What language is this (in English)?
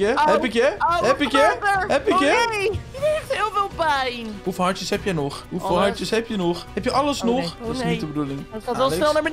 Dutch